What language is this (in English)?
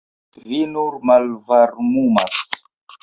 Esperanto